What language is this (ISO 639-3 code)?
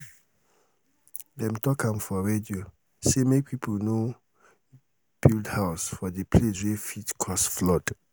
pcm